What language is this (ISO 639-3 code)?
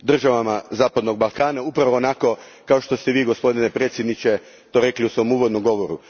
hrv